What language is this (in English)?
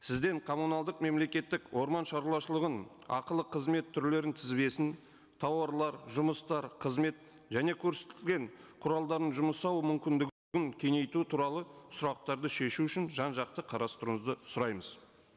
Kazakh